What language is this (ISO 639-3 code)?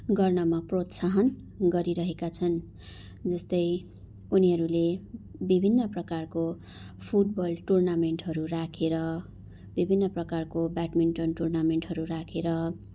nep